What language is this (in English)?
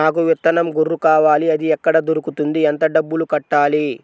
Telugu